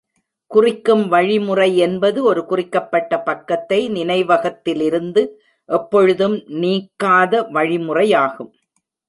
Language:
Tamil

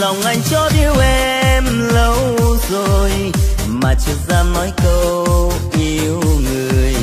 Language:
Vietnamese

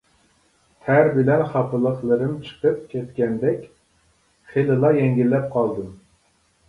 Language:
Uyghur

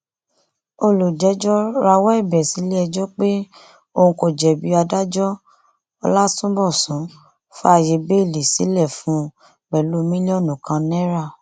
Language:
Yoruba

